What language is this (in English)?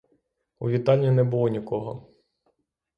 Ukrainian